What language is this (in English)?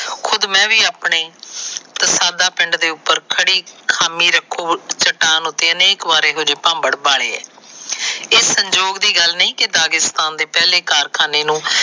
Punjabi